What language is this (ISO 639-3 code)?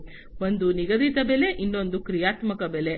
kan